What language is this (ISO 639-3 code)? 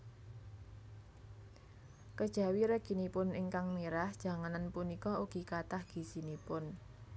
jav